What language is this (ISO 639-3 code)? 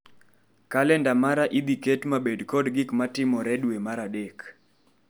luo